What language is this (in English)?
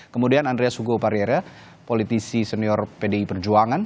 Indonesian